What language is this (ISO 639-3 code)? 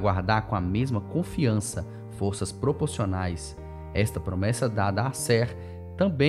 por